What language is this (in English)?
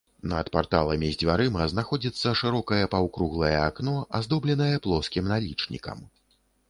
Belarusian